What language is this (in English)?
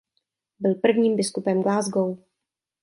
Czech